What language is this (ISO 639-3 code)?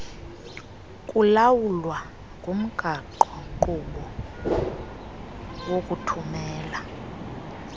xho